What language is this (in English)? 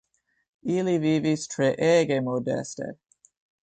Esperanto